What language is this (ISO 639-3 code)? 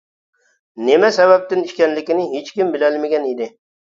uig